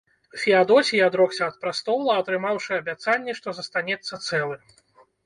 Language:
Belarusian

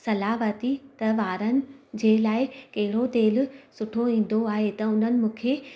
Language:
Sindhi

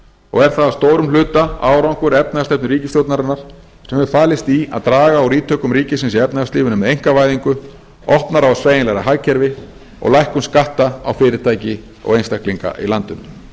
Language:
Icelandic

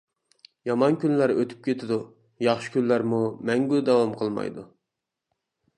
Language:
Uyghur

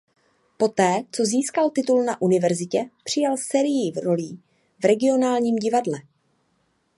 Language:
Czech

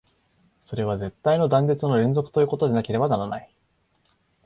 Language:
Japanese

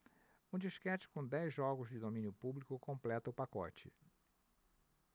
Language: Portuguese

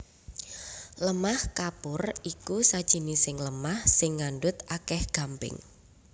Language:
Javanese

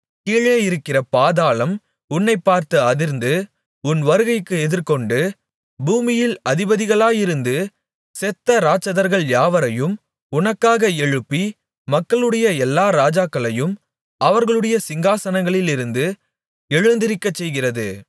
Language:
Tamil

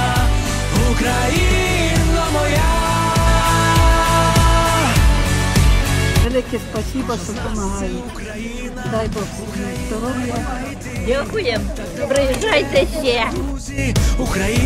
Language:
Ukrainian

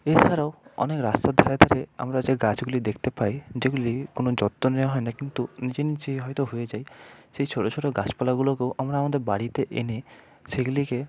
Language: Bangla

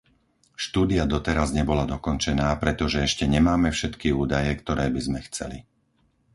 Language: Slovak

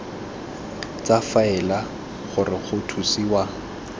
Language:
Tswana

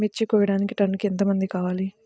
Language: Telugu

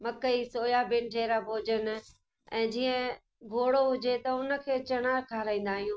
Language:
Sindhi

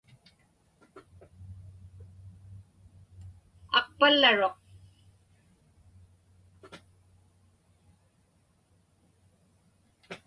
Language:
Inupiaq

